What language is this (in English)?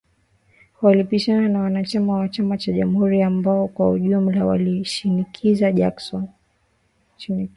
Swahili